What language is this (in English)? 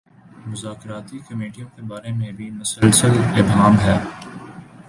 Urdu